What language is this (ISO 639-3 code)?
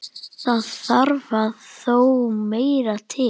isl